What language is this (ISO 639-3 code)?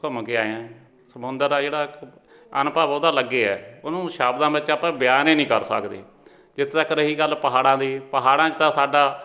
pan